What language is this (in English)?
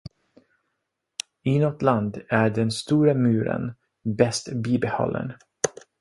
Swedish